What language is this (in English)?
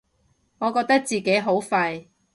Cantonese